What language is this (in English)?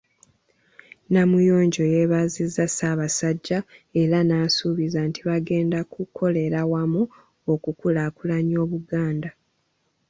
Ganda